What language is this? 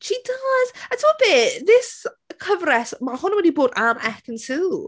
Welsh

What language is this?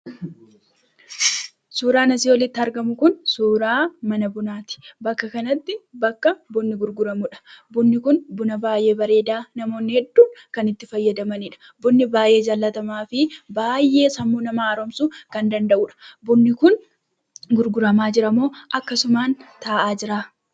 Oromo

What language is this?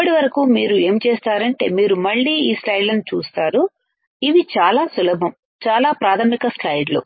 Telugu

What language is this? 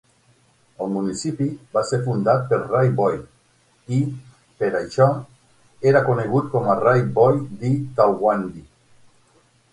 Catalan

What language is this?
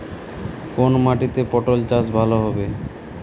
Bangla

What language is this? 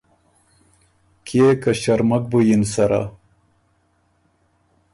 Ormuri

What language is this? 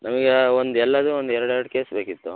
Kannada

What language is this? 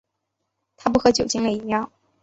Chinese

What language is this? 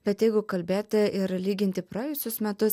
Lithuanian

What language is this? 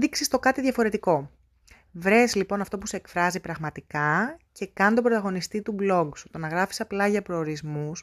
Greek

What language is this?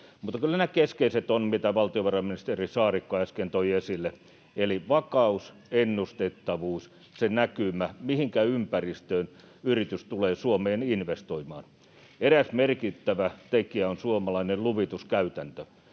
Finnish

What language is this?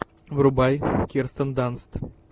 Russian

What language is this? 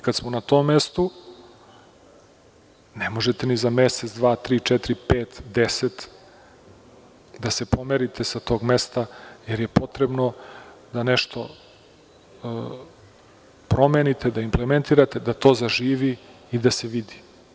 Serbian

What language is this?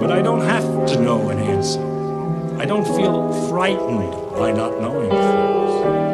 Ukrainian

